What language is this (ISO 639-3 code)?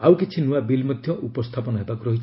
ori